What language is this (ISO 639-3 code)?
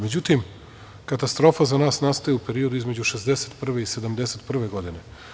srp